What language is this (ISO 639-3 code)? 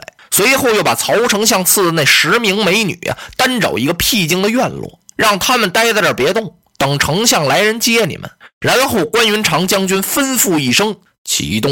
zho